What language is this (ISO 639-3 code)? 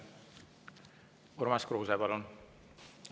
est